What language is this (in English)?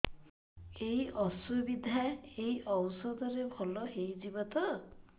Odia